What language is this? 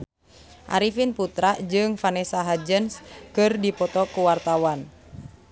Sundanese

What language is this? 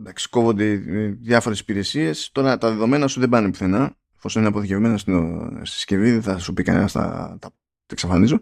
Greek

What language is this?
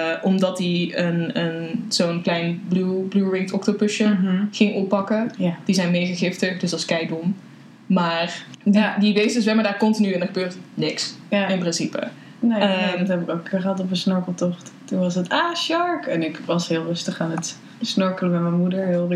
Dutch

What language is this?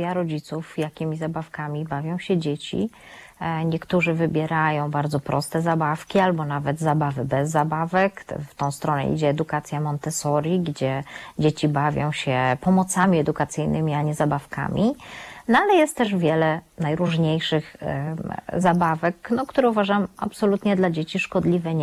Polish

